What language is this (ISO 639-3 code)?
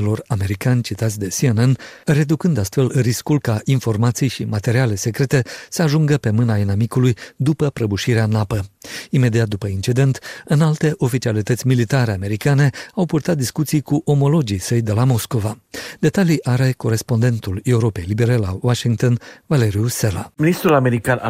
ron